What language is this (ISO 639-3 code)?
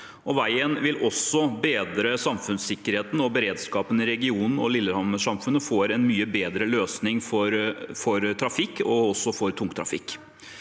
nor